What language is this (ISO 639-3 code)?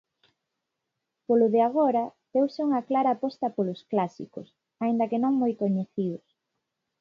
glg